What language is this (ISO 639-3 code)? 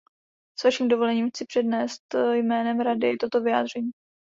ces